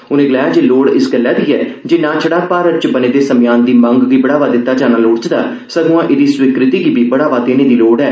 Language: Dogri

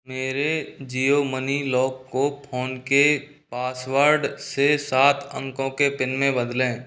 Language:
Hindi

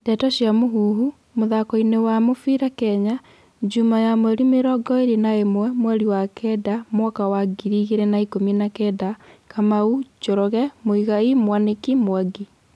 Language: Kikuyu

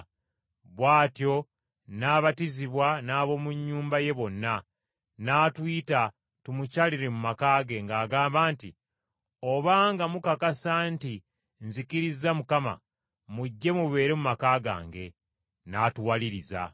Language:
Ganda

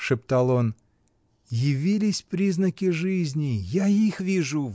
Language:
Russian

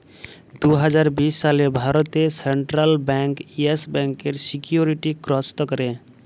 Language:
Bangla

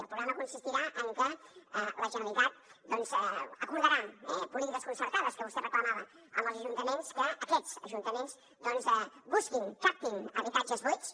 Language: Catalan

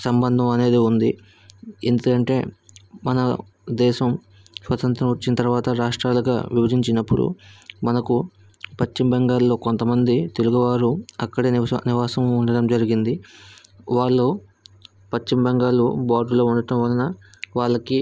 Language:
Telugu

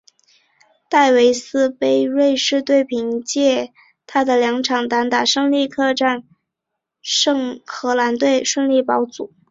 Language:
Chinese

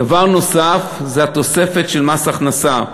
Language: Hebrew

